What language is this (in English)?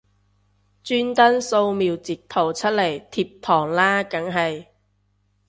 Cantonese